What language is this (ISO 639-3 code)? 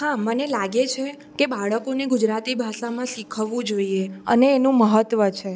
guj